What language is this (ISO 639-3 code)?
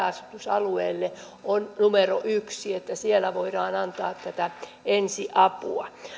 fin